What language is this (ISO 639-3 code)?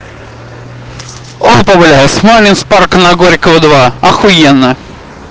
rus